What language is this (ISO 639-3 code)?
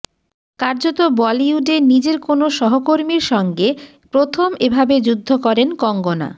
ben